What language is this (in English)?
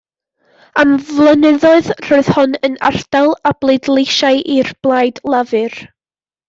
Welsh